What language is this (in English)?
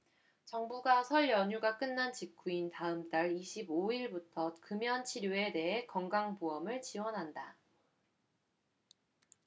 Korean